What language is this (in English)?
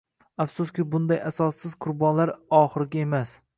Uzbek